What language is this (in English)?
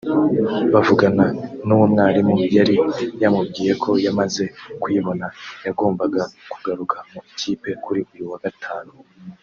Kinyarwanda